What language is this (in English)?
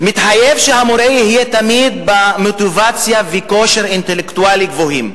Hebrew